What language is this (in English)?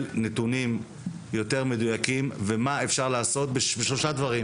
Hebrew